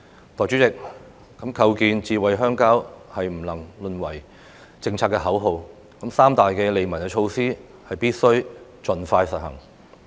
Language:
Cantonese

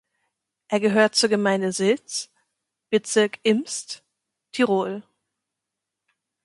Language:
German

